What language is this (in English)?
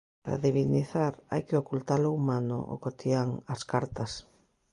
Galician